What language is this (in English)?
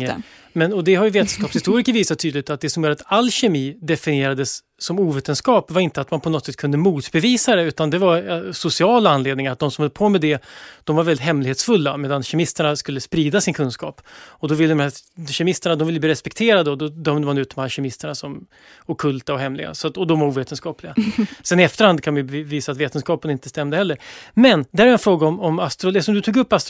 Swedish